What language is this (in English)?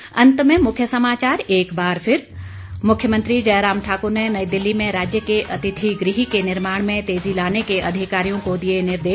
Hindi